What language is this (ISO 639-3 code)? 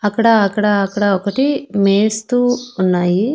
tel